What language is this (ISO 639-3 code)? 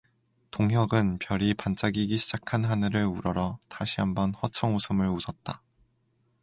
kor